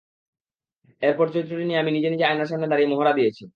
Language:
Bangla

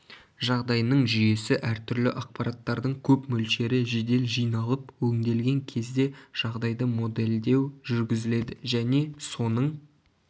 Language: Kazakh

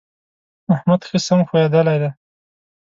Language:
Pashto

